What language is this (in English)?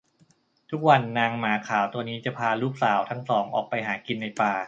Thai